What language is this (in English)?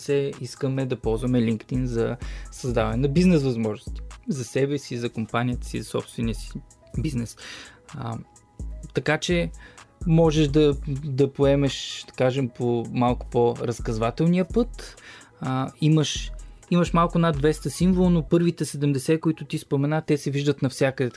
Bulgarian